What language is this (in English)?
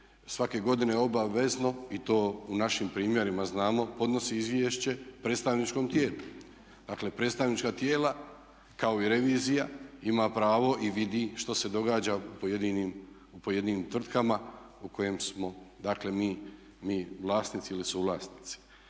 Croatian